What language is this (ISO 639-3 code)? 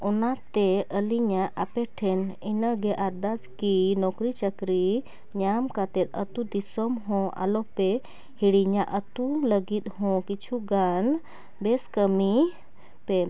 sat